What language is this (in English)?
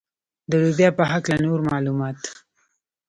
Pashto